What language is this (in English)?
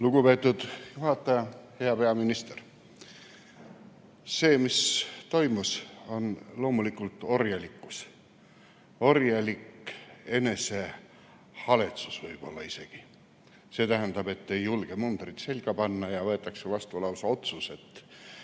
Estonian